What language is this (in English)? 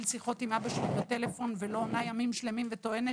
Hebrew